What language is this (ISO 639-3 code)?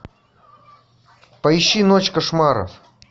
rus